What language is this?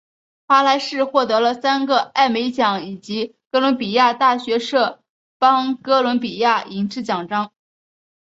Chinese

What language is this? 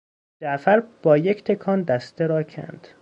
Persian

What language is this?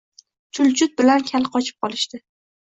Uzbek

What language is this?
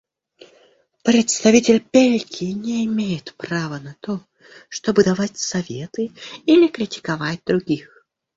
Russian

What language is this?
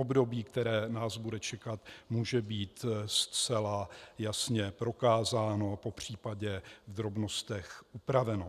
Czech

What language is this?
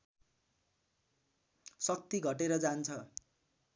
Nepali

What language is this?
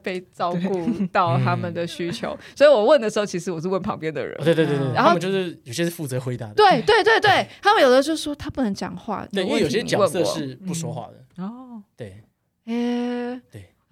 Chinese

